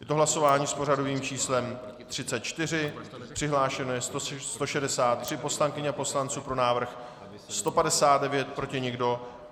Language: Czech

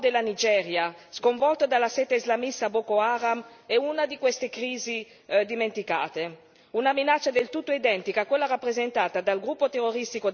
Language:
Italian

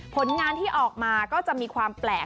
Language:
Thai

